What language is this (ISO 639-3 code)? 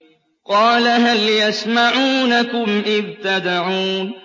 ara